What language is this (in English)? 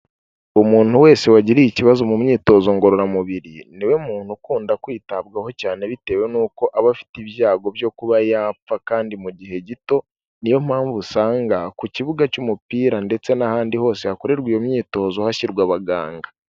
Kinyarwanda